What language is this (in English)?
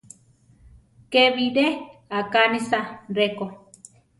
Central Tarahumara